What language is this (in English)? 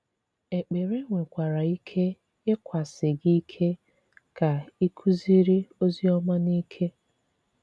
Igbo